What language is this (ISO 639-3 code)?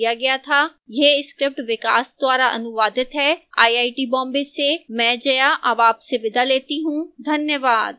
hin